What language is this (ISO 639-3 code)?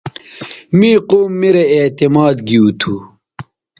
btv